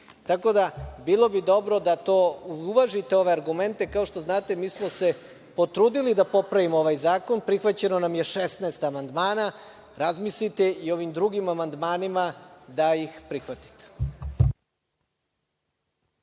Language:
Serbian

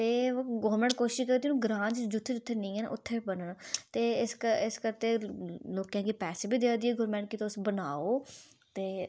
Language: Dogri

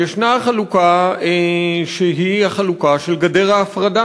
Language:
Hebrew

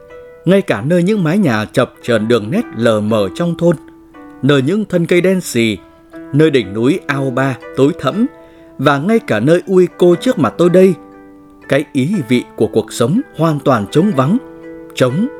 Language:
Vietnamese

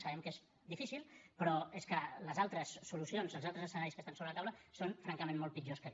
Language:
Catalan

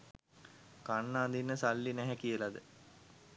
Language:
Sinhala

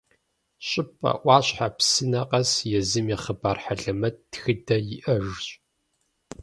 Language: Kabardian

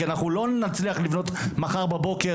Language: Hebrew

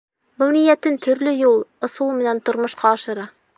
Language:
Bashkir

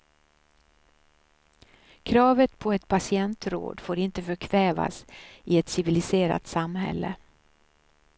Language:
Swedish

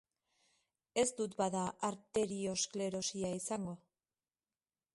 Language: Basque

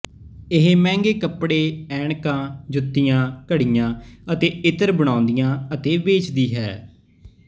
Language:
Punjabi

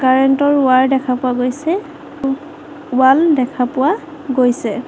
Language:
Assamese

